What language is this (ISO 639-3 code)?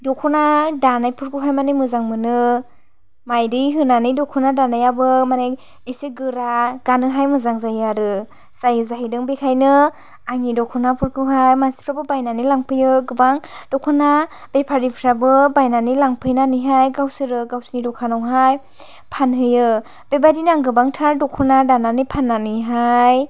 brx